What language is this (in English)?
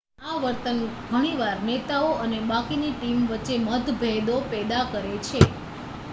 Gujarati